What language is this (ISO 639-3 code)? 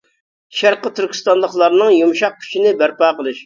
uig